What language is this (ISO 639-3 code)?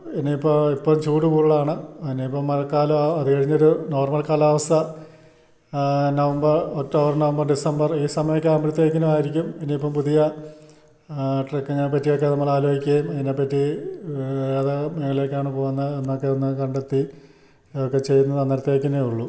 mal